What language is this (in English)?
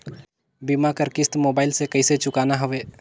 Chhattisgarhi